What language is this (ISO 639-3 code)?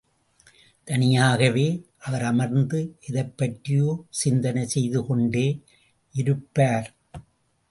tam